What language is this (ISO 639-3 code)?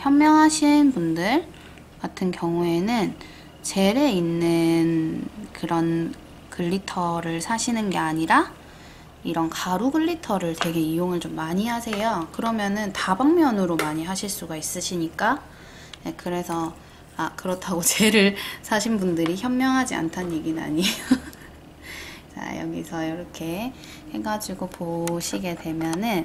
kor